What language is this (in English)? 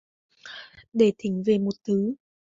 Vietnamese